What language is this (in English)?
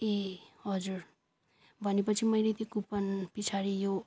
Nepali